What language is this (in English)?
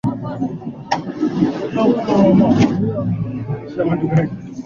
Swahili